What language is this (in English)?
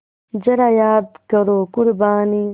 Hindi